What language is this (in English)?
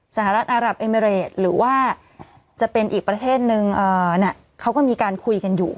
Thai